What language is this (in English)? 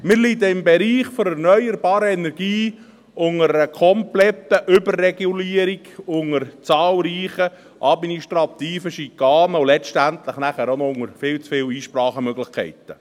Swiss German